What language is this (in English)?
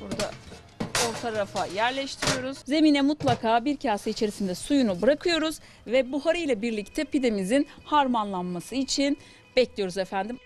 Turkish